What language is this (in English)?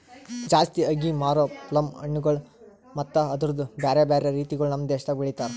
Kannada